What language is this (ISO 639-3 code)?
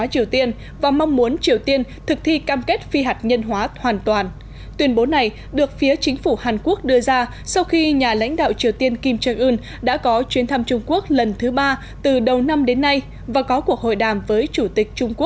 vie